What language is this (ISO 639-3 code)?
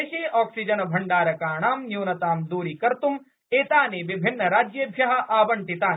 san